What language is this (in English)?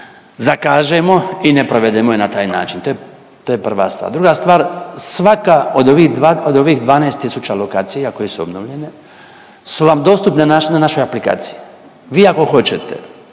Croatian